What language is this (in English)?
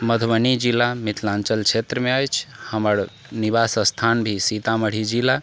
Maithili